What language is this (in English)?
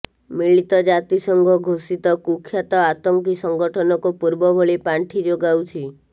Odia